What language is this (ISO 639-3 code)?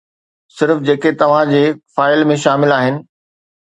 snd